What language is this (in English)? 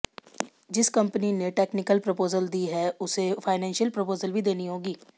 Hindi